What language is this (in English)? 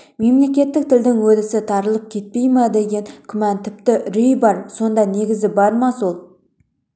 Kazakh